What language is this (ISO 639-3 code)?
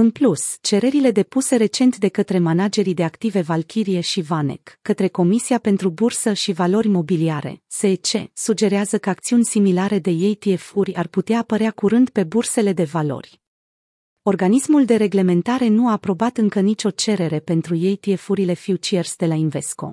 ron